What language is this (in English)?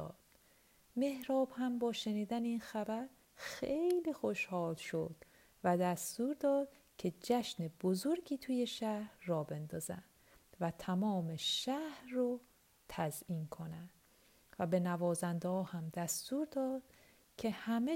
Persian